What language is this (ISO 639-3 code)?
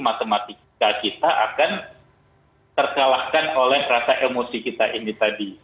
ind